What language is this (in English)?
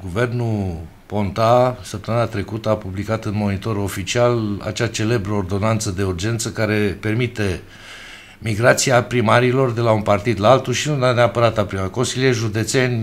Romanian